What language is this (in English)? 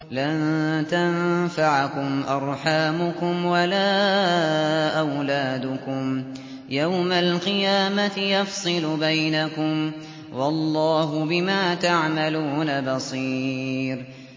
Arabic